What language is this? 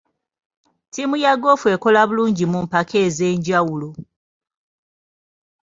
Ganda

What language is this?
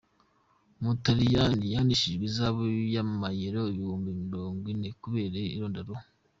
Kinyarwanda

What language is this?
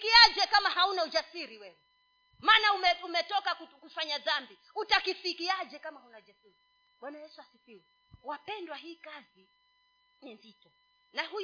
Swahili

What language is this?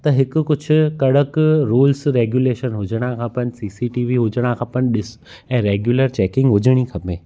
Sindhi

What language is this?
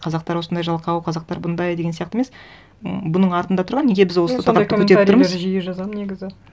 Kazakh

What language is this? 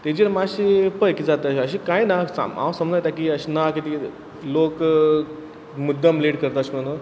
Konkani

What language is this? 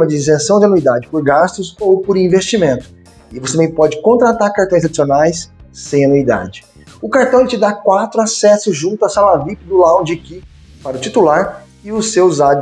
Portuguese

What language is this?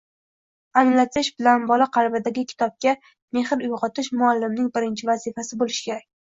Uzbek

